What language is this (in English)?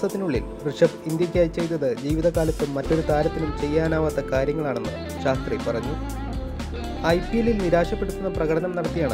Romanian